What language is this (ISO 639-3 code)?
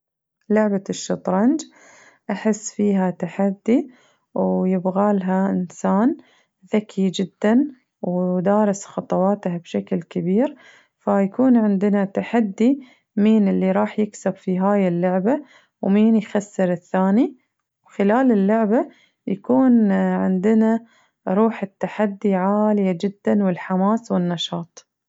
ars